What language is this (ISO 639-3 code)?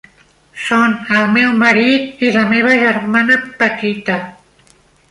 cat